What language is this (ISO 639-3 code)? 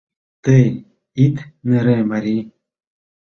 chm